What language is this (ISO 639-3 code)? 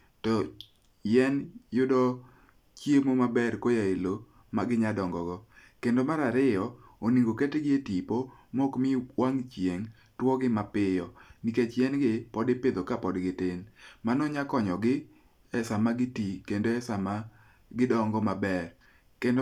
luo